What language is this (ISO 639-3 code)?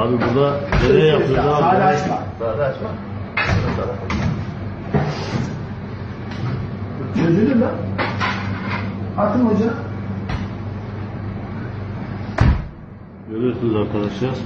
tur